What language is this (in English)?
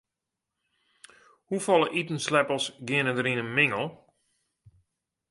Western Frisian